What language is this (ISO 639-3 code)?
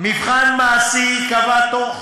heb